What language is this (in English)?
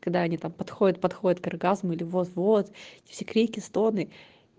Russian